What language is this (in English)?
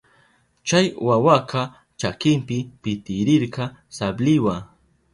Southern Pastaza Quechua